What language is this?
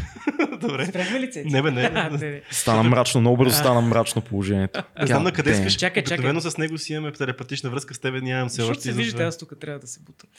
Bulgarian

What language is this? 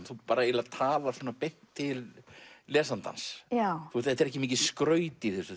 Icelandic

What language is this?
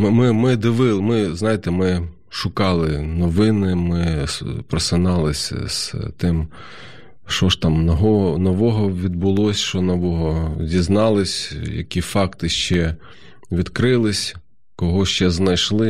Ukrainian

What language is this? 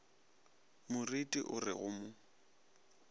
Northern Sotho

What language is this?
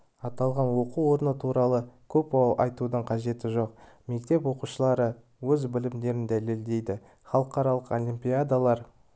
Kazakh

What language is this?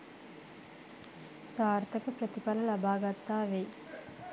Sinhala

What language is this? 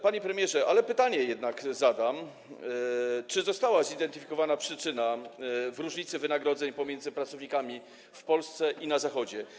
Polish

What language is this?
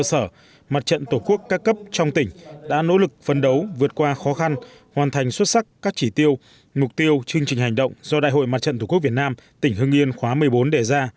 Vietnamese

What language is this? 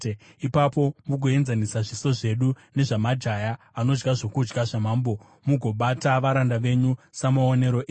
Shona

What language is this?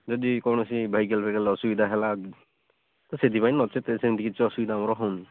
Odia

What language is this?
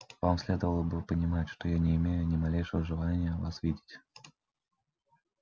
Russian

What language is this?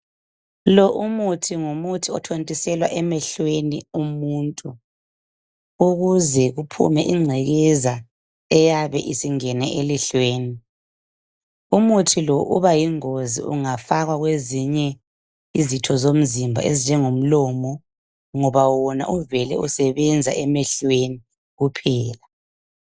North Ndebele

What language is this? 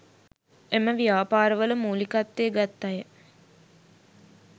Sinhala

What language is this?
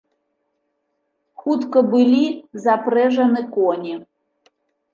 Belarusian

